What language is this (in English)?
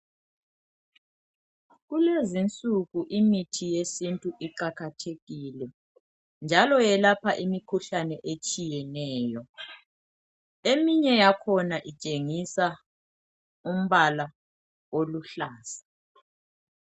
North Ndebele